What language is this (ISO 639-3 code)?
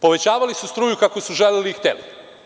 srp